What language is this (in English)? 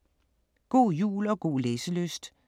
Danish